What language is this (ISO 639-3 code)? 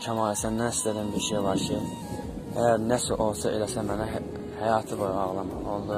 tur